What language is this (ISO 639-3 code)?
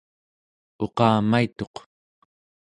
esu